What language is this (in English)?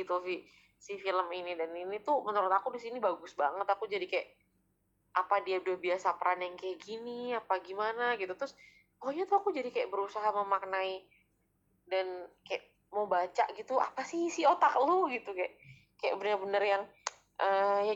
Indonesian